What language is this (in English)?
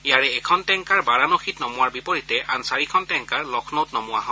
Assamese